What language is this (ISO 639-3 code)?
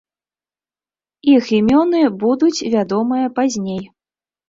bel